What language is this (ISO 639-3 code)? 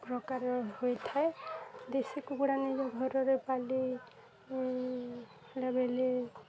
ori